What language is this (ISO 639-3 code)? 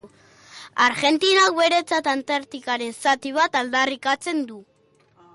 eus